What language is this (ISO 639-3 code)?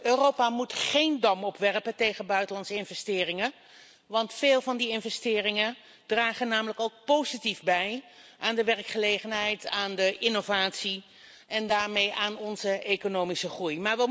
nld